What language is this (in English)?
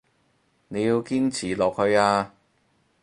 Cantonese